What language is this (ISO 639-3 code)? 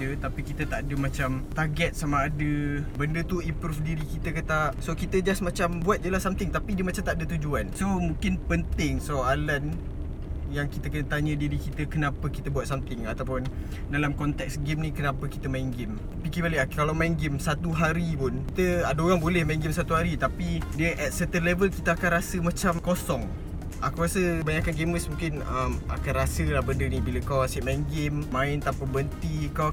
msa